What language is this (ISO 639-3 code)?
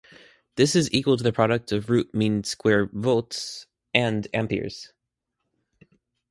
eng